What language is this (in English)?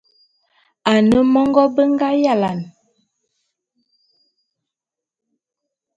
Bulu